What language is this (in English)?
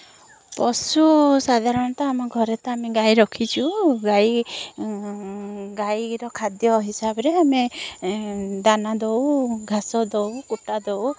Odia